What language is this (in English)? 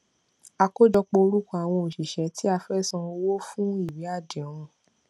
Yoruba